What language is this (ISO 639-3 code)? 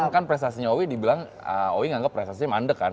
ind